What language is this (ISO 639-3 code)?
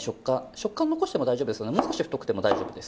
jpn